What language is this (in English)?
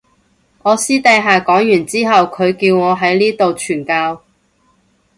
Cantonese